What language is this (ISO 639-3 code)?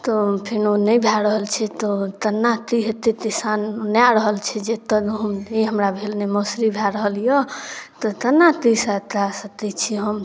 mai